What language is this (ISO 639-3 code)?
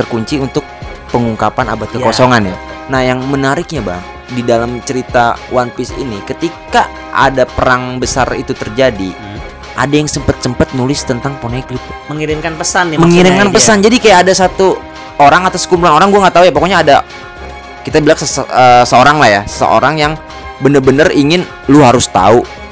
ind